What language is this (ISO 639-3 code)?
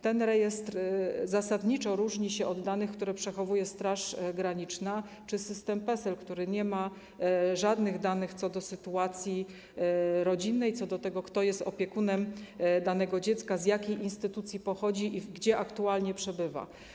pol